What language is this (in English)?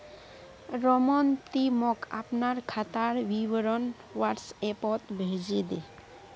Magahi